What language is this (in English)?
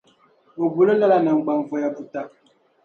Dagbani